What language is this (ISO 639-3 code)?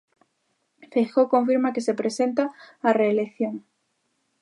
glg